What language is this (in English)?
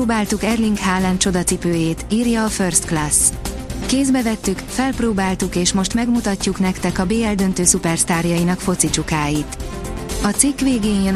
Hungarian